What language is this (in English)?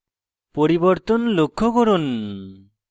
Bangla